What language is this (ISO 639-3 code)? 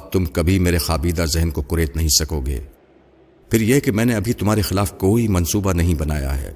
urd